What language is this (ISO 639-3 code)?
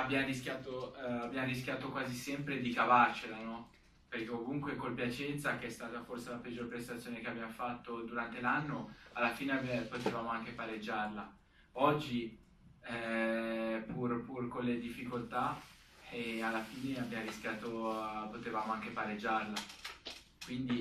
ita